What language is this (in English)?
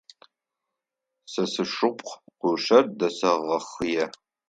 Adyghe